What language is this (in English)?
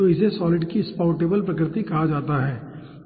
Hindi